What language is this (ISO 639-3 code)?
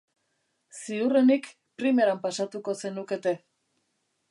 eus